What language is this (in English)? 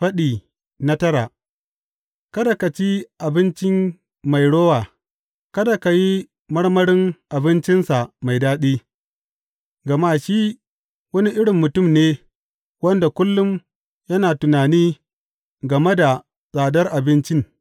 Hausa